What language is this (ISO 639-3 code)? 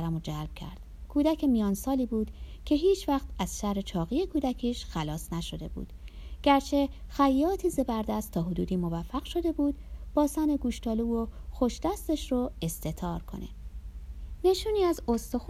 fas